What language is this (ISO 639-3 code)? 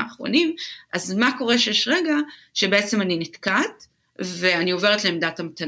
heb